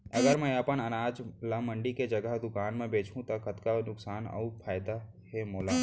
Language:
Chhattisgarhi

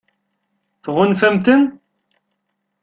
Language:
Kabyle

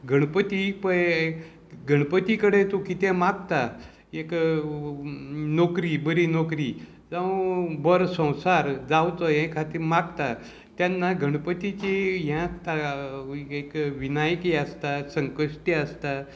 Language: Konkani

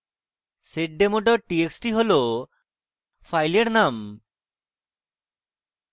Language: Bangla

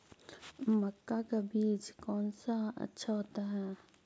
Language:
Magahi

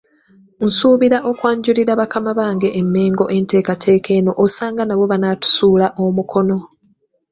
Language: Ganda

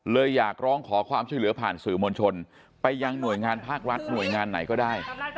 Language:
Thai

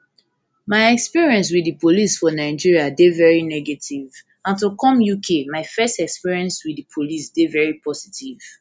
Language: Nigerian Pidgin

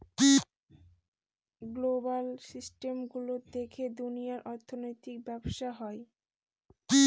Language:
Bangla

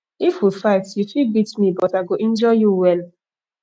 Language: Nigerian Pidgin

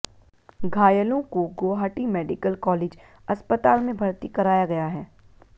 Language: Hindi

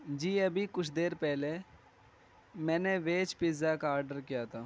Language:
Urdu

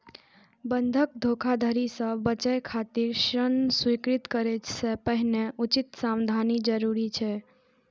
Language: Maithili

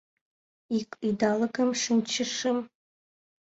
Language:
Mari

